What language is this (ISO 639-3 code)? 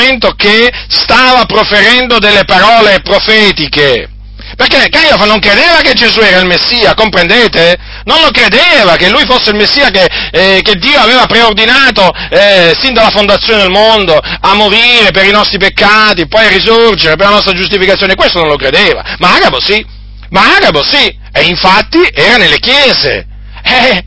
ita